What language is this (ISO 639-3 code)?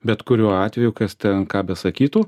lit